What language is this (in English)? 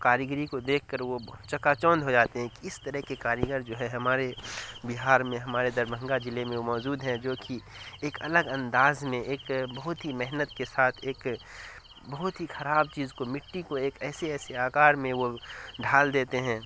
Urdu